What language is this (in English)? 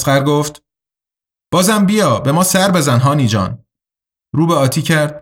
Persian